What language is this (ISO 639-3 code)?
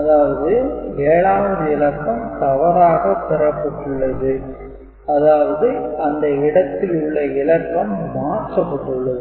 tam